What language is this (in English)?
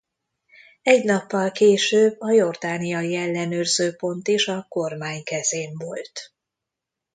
Hungarian